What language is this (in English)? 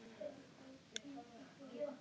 Icelandic